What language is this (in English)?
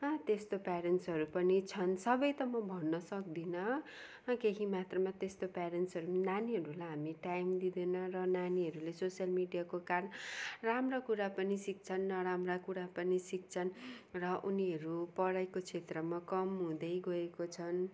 Nepali